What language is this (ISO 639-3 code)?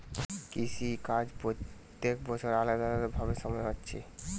ben